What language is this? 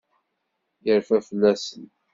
Kabyle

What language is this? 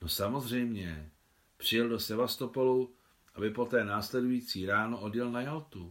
Czech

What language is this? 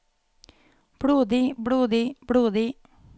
Norwegian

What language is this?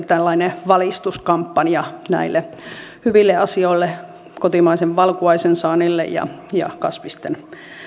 Finnish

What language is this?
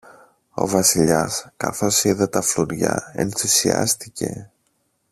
Greek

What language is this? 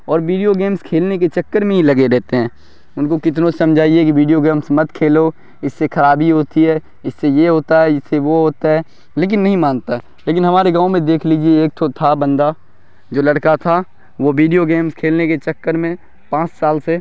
Urdu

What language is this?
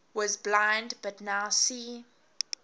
English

